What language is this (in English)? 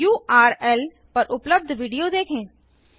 Hindi